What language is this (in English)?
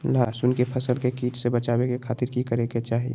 Magahi